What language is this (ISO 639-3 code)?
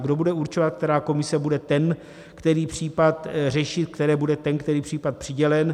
ces